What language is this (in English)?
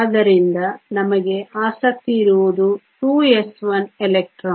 Kannada